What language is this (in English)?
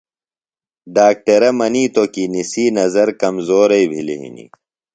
Phalura